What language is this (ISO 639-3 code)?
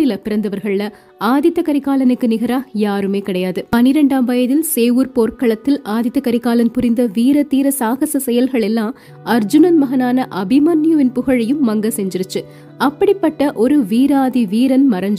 tam